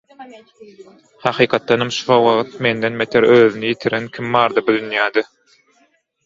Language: Turkmen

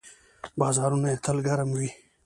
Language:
Pashto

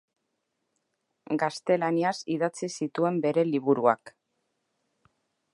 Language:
Basque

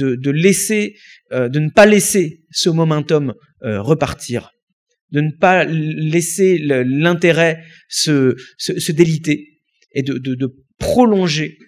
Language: French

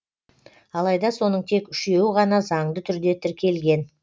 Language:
Kazakh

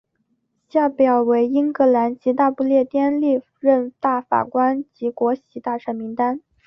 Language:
Chinese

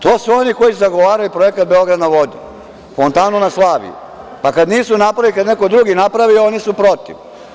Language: Serbian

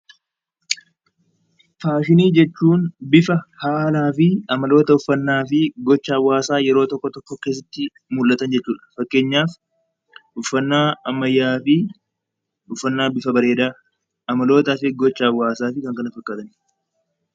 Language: Oromo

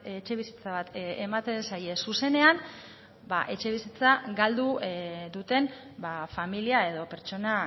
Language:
Basque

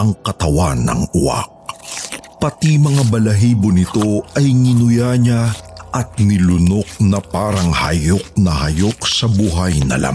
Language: Filipino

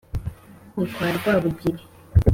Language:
Kinyarwanda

